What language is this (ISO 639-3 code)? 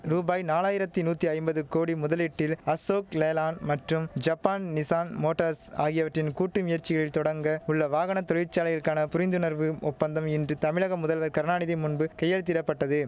tam